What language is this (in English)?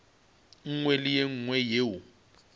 Northern Sotho